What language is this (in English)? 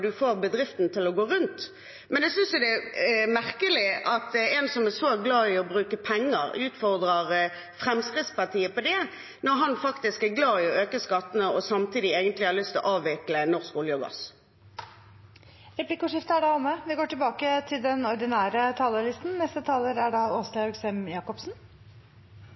Norwegian